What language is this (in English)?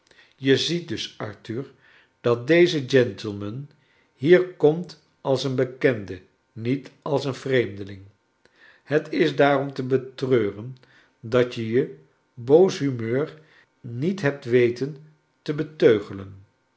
Dutch